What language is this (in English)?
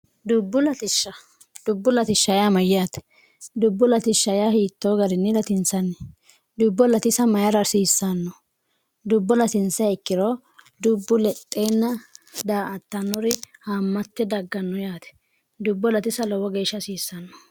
Sidamo